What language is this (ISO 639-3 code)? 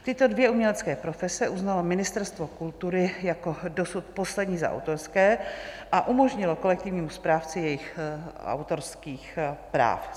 ces